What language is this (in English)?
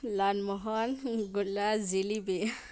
Manipuri